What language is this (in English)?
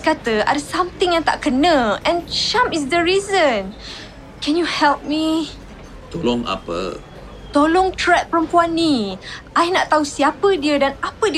Malay